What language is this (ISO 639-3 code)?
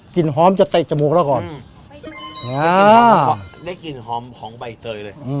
tha